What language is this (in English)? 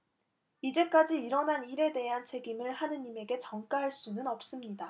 Korean